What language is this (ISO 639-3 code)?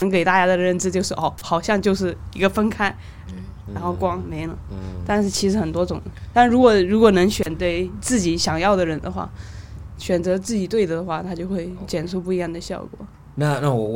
zho